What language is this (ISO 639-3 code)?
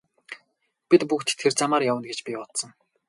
mon